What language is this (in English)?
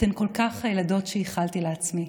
Hebrew